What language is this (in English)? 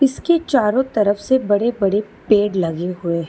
Hindi